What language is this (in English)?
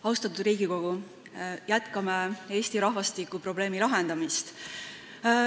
Estonian